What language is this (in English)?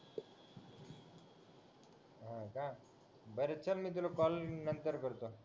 Marathi